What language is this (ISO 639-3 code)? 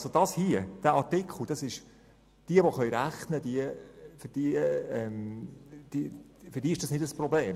gsw